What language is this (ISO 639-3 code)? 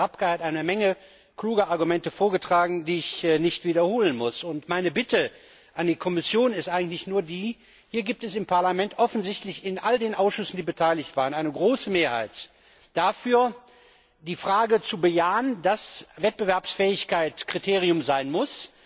deu